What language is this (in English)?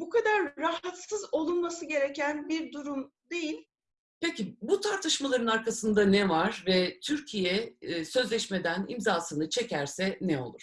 Turkish